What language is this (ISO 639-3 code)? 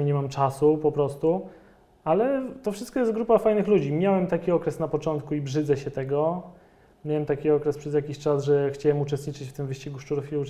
pol